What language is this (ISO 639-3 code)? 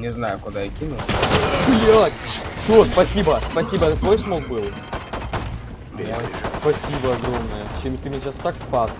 rus